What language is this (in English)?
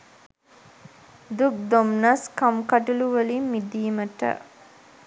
Sinhala